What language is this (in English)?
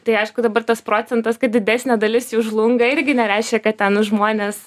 Lithuanian